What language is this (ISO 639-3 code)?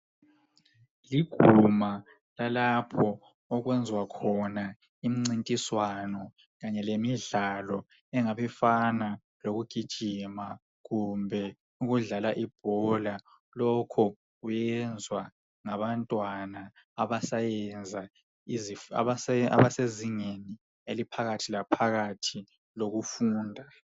nde